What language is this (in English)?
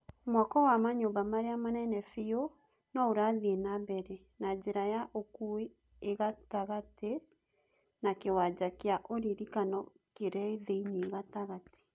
Kikuyu